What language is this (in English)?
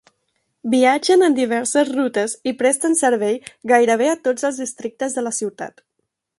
Catalan